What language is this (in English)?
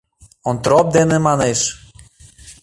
Mari